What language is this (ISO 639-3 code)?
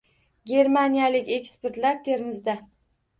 uzb